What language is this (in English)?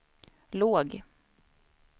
Swedish